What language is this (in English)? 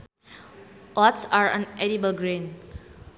Sundanese